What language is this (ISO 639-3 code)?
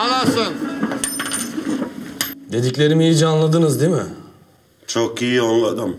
tur